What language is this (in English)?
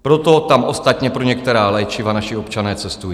Czech